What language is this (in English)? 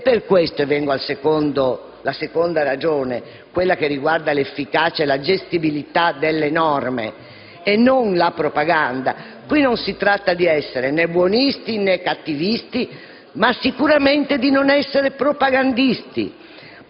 Italian